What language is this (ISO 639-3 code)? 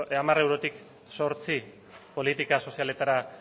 eus